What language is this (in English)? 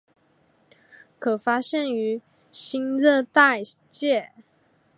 Chinese